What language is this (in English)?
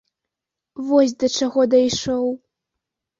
Belarusian